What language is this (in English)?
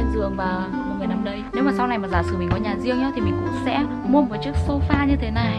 Vietnamese